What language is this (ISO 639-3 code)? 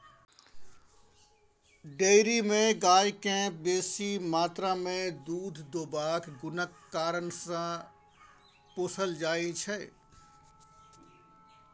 mai